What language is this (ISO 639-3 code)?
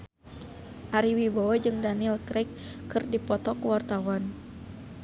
sun